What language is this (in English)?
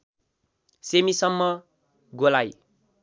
Nepali